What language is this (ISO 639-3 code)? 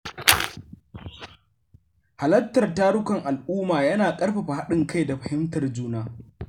hau